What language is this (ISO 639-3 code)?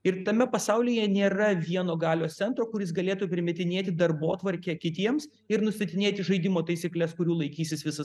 lit